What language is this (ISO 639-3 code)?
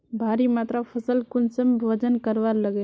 mag